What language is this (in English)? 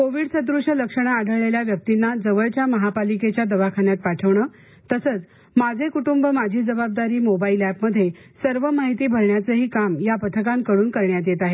Marathi